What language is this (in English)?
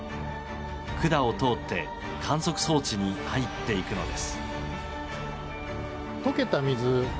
Japanese